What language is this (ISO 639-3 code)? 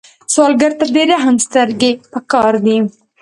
pus